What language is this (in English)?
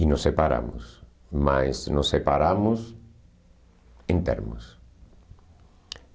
Portuguese